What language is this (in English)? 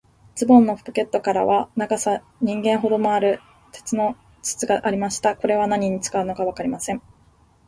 Japanese